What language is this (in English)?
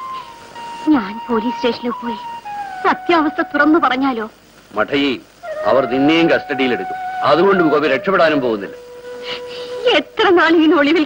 Indonesian